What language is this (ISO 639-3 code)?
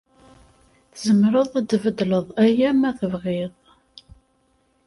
kab